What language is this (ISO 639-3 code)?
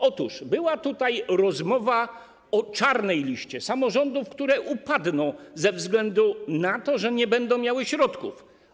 pol